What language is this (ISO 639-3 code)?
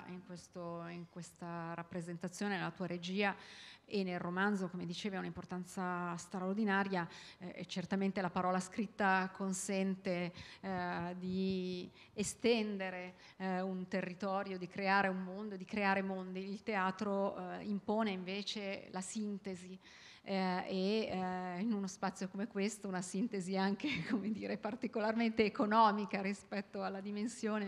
ita